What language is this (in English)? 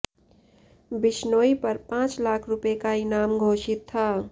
Hindi